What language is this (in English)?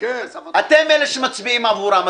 Hebrew